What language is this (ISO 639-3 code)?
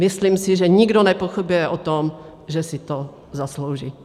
ces